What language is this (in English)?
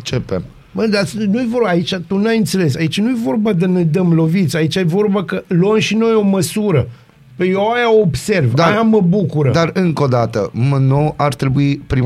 Romanian